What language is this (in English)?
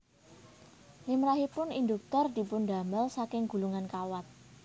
Javanese